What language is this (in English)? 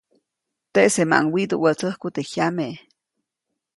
Copainalá Zoque